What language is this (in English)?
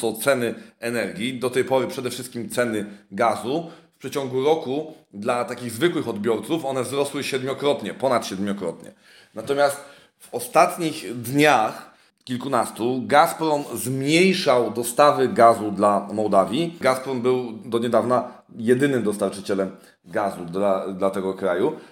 Polish